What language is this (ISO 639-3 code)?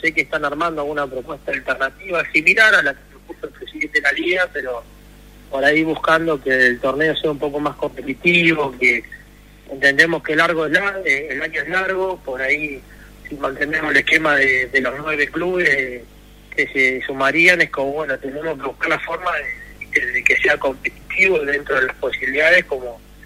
spa